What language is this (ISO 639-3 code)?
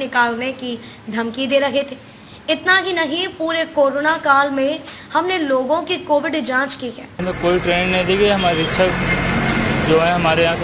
hin